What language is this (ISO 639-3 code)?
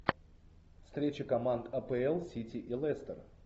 rus